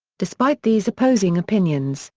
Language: English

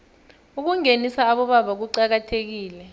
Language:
South Ndebele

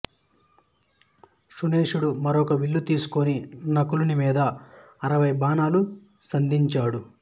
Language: Telugu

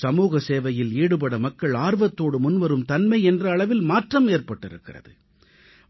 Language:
Tamil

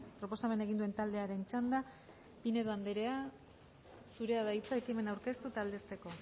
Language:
Basque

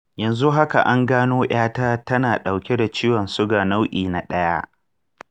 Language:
Hausa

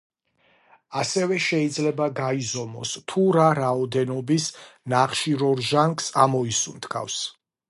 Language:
Georgian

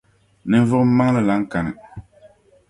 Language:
Dagbani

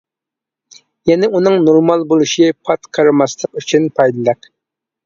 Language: Uyghur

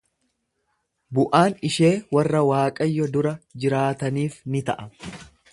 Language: Oromo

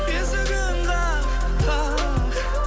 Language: Kazakh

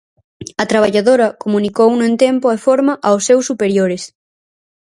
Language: Galician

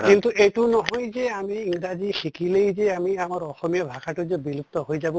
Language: Assamese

